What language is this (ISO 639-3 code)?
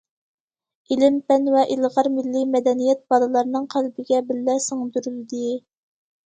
uig